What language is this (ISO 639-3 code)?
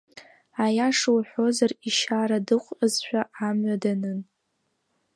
abk